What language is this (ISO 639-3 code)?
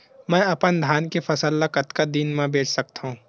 hne